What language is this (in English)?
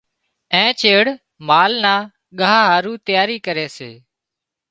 Wadiyara Koli